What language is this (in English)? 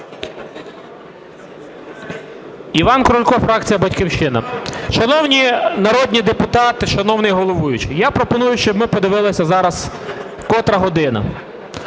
Ukrainian